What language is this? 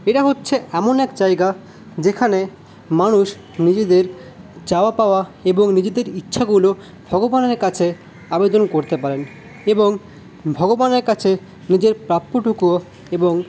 Bangla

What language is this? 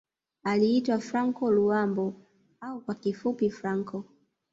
Swahili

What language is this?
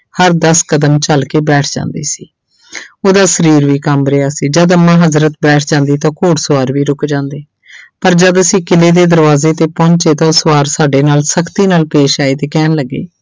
Punjabi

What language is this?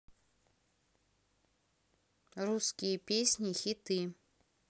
Russian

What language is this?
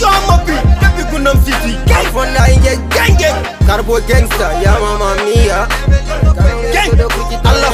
Romanian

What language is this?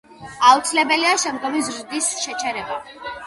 Georgian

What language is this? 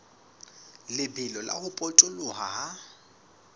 Southern Sotho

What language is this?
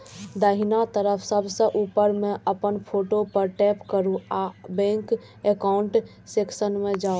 Maithili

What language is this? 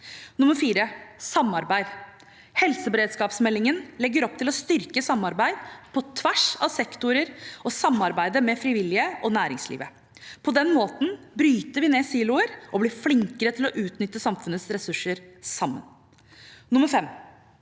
Norwegian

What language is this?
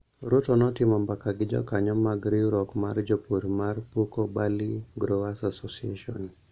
Luo (Kenya and Tanzania)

